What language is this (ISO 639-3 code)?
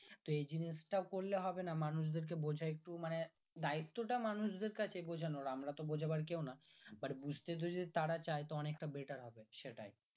ben